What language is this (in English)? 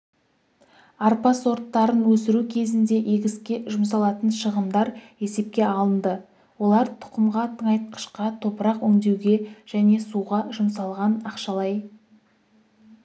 Kazakh